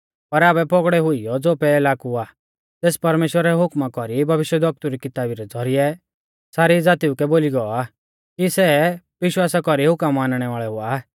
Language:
Mahasu Pahari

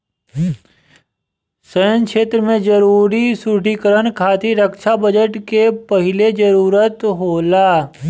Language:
Bhojpuri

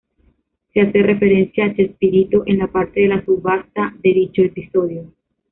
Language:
Spanish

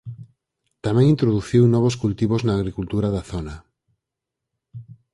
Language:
Galician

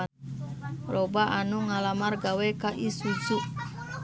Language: Sundanese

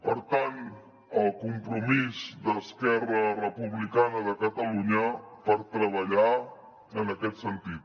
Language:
Catalan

